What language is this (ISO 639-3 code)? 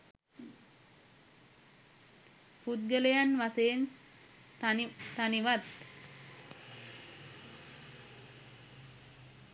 sin